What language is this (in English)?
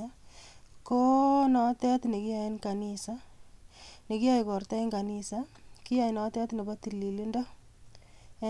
Kalenjin